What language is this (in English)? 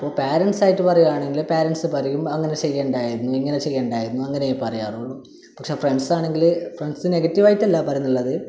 Malayalam